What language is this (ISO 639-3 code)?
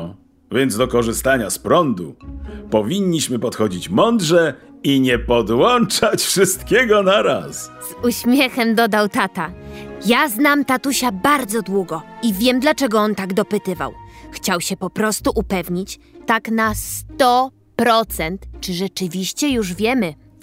pol